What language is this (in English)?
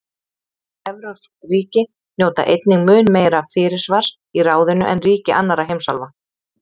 Icelandic